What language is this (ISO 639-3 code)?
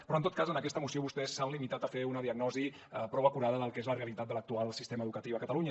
cat